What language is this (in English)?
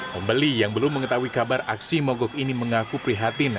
Indonesian